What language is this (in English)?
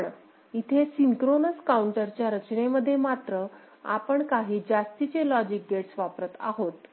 Marathi